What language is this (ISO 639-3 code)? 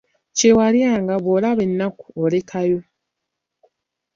lug